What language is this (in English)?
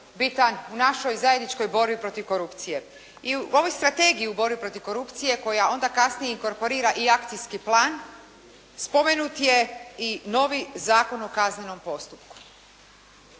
Croatian